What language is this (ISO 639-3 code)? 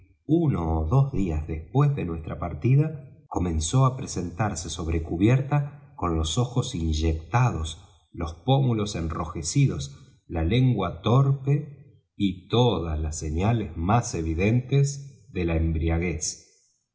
spa